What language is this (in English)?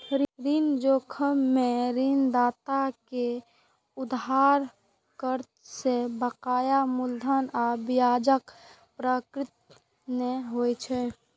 Maithili